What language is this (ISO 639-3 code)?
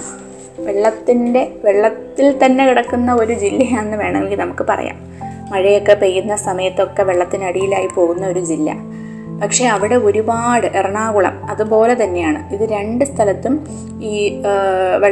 mal